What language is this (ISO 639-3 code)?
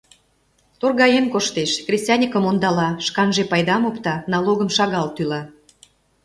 chm